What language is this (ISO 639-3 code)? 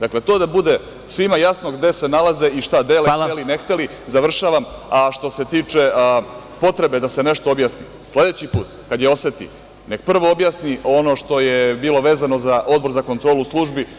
srp